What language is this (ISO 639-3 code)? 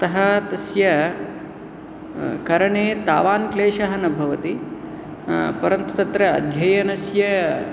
san